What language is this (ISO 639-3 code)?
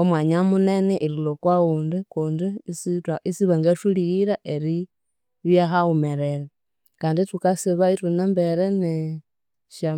koo